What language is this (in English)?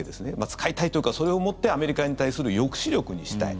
Japanese